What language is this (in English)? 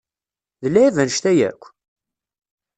Kabyle